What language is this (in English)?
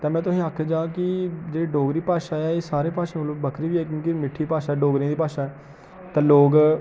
Dogri